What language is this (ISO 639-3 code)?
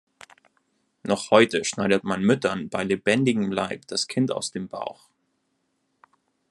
deu